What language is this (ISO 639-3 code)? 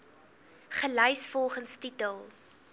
afr